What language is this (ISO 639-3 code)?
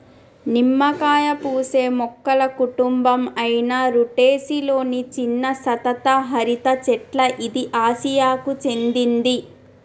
tel